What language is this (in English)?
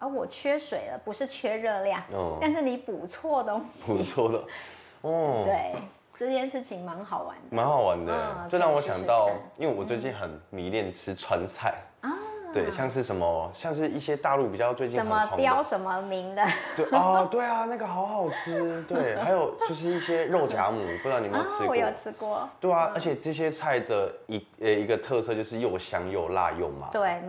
Chinese